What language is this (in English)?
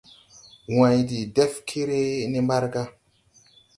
Tupuri